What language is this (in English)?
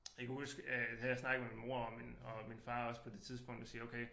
Danish